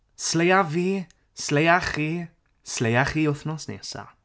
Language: Welsh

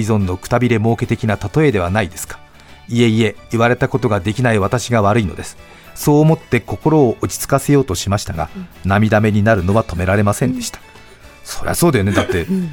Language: Japanese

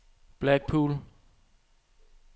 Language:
Danish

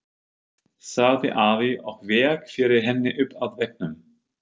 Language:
Icelandic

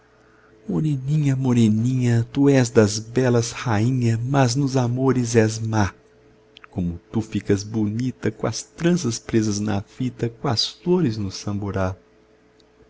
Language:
Portuguese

